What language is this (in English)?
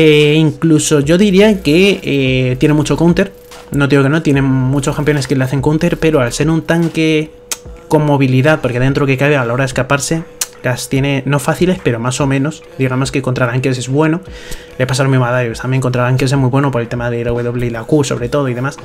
Spanish